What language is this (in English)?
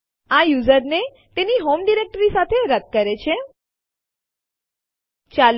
Gujarati